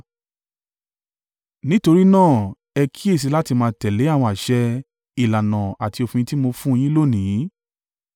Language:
Yoruba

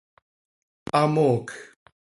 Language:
Seri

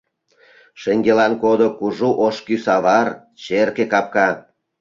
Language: Mari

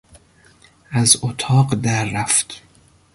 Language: Persian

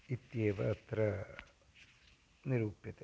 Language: Sanskrit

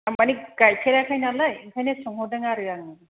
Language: Bodo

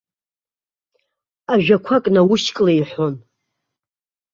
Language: Abkhazian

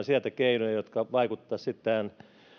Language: Finnish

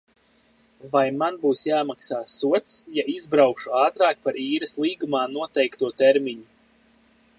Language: Latvian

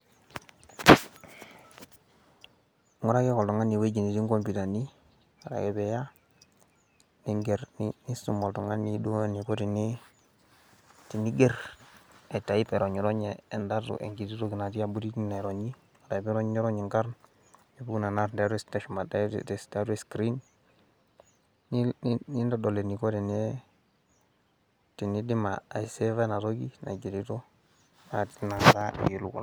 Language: Masai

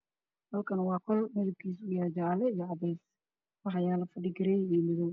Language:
Somali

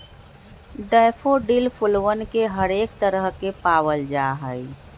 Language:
Magahi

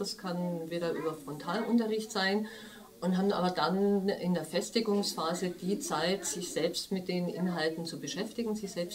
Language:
German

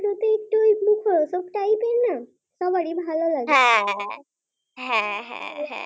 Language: Bangla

